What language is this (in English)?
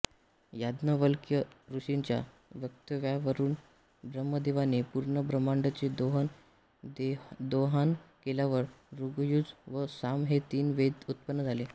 Marathi